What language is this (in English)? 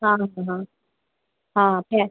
Hindi